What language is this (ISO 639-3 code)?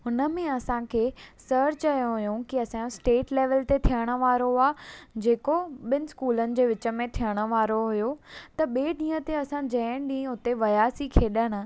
snd